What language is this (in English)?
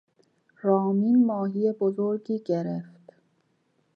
Persian